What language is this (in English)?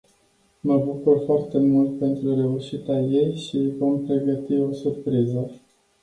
Romanian